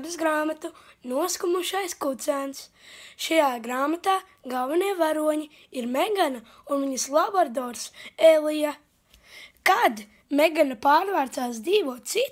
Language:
Latvian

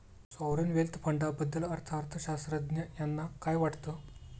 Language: Marathi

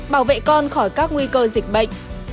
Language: Vietnamese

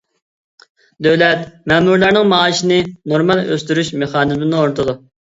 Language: Uyghur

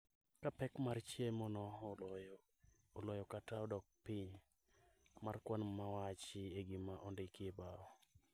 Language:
Luo (Kenya and Tanzania)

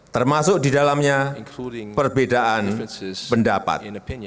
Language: Indonesian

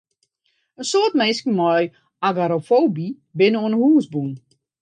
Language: Western Frisian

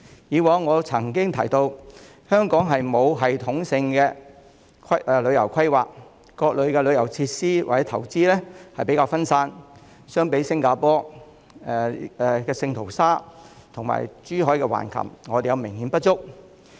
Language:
Cantonese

